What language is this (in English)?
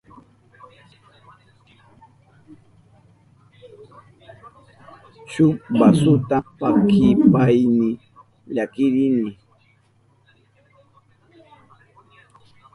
Southern Pastaza Quechua